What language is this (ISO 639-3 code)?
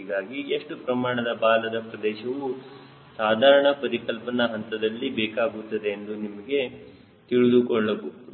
kan